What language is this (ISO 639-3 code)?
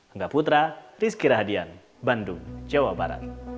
ind